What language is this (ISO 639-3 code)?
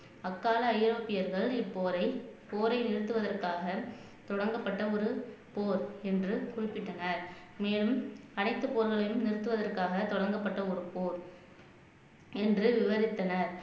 tam